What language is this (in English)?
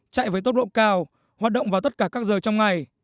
Vietnamese